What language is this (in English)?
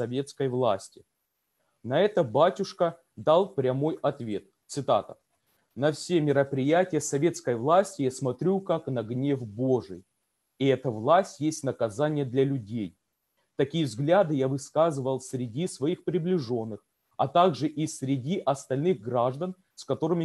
Russian